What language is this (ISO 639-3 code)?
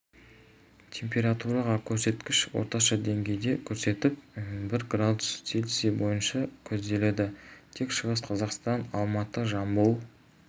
kaz